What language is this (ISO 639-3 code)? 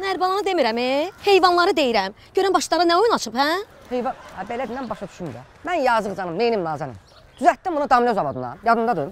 tur